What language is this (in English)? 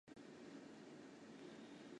Chinese